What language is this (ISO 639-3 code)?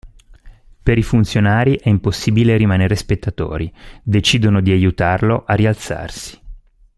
ita